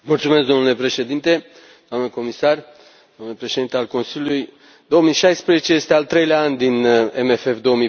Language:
Romanian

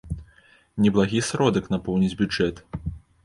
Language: Belarusian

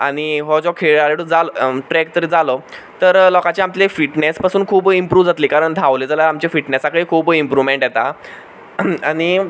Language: Konkani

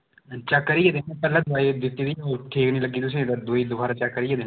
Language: Dogri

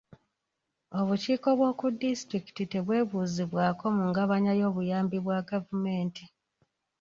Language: Ganda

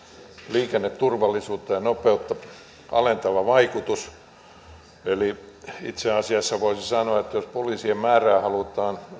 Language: Finnish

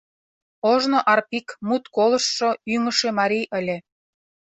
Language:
Mari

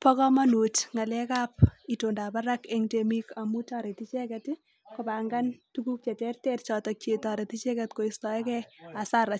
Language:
Kalenjin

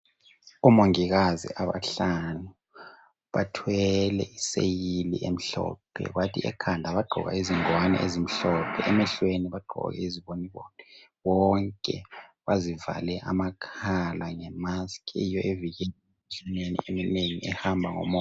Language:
North Ndebele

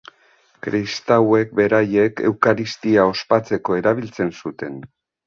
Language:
Basque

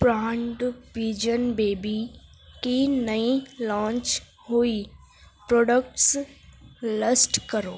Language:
Urdu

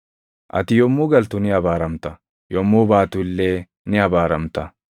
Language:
Oromo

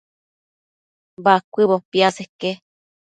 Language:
Matsés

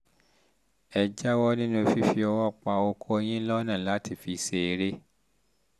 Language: Yoruba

